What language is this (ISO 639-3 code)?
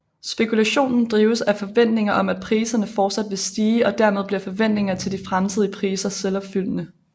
dan